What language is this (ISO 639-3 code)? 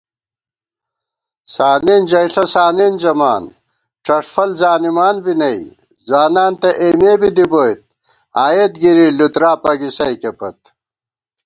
gwt